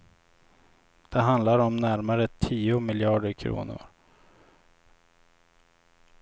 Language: Swedish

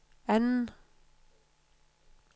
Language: Danish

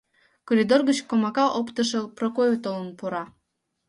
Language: Mari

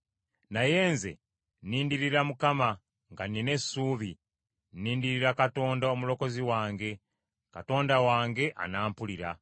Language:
Ganda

